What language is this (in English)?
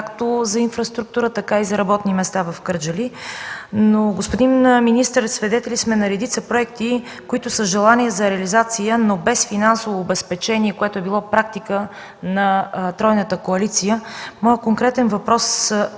Bulgarian